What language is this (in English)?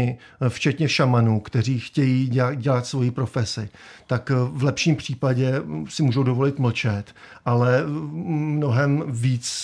Czech